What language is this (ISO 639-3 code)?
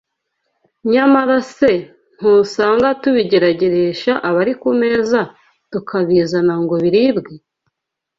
kin